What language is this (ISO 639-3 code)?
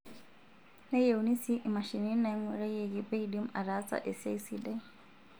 mas